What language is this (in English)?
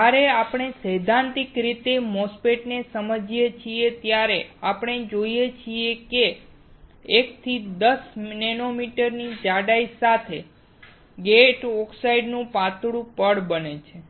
Gujarati